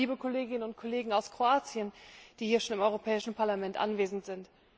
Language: German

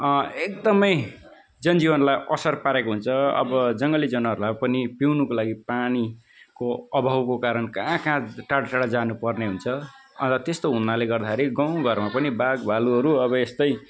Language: Nepali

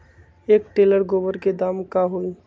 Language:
Magahi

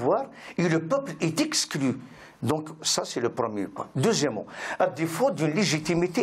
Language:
French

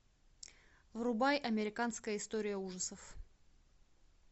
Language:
Russian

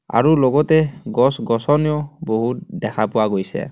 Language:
Assamese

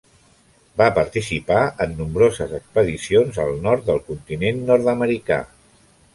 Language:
Catalan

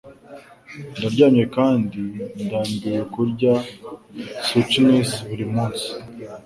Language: Kinyarwanda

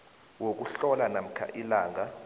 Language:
South Ndebele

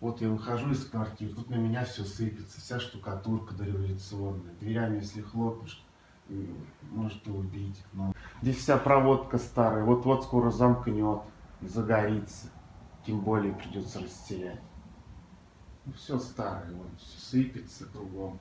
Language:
Russian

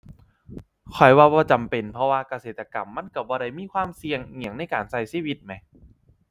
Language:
Thai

